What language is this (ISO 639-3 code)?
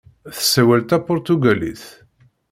kab